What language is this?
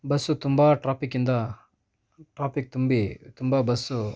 Kannada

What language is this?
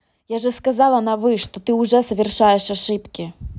Russian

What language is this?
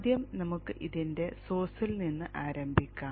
Malayalam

